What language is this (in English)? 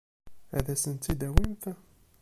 Kabyle